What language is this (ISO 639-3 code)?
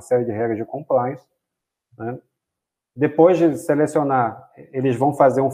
por